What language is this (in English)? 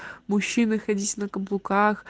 Russian